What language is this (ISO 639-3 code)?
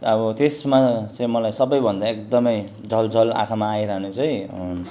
nep